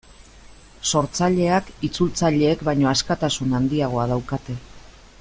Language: Basque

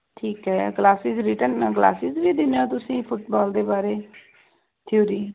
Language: Punjabi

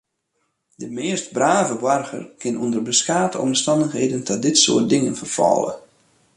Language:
Western Frisian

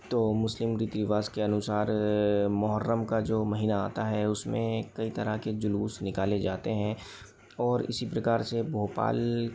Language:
Hindi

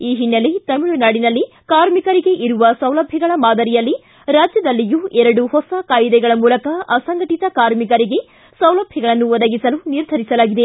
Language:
Kannada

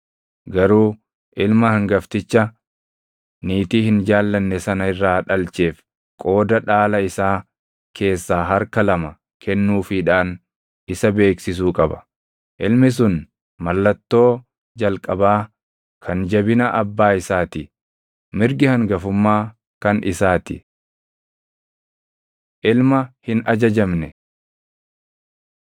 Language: Oromo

